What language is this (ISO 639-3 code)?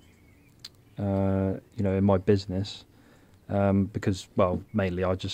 eng